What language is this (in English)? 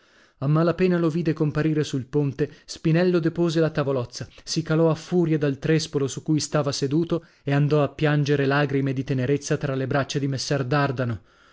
Italian